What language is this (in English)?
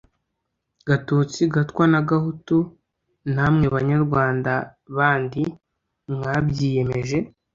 Kinyarwanda